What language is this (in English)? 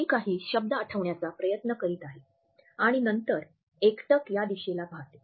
Marathi